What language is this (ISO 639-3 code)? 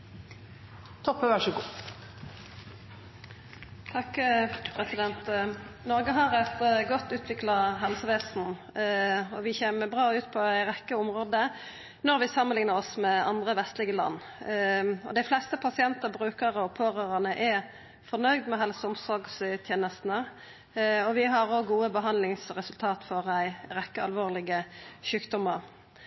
nno